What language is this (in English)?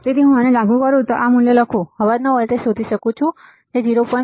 Gujarati